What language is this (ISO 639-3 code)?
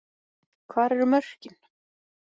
isl